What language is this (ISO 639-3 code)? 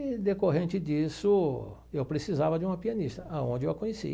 por